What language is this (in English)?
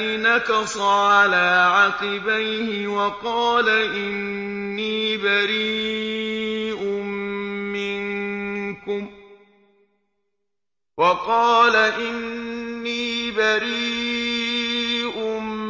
Arabic